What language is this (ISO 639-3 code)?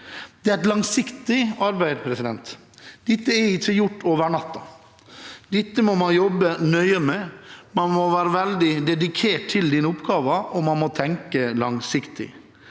nor